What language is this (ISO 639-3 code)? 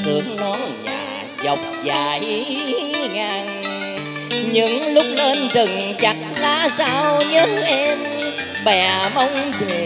vie